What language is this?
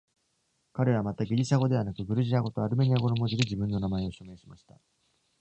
Japanese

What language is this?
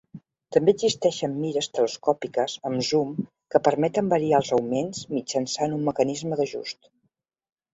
Catalan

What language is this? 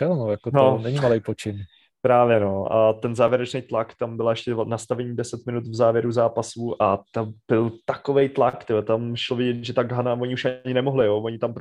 Czech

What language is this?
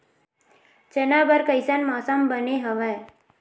Chhattisgarhi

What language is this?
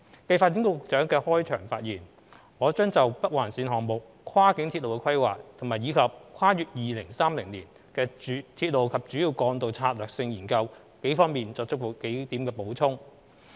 Cantonese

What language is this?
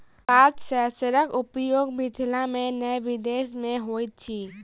Maithili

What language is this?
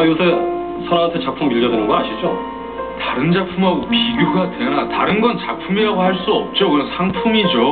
Korean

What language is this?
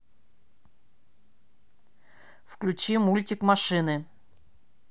Russian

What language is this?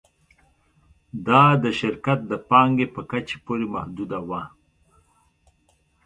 Pashto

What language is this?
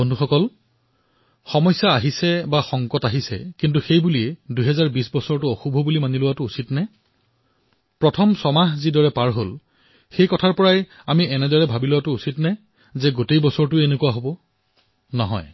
Assamese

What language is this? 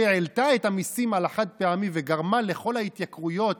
Hebrew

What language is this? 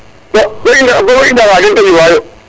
Serer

